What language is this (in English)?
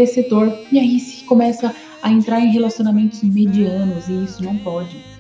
Portuguese